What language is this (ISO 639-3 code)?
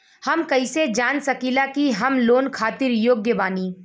bho